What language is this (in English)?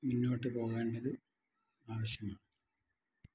Malayalam